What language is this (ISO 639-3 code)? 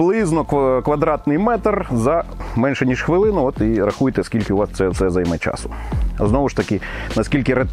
ukr